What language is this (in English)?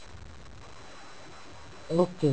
Punjabi